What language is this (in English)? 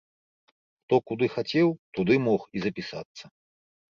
Belarusian